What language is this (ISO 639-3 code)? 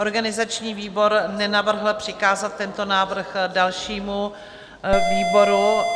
ces